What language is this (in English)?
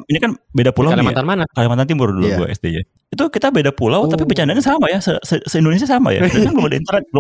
Indonesian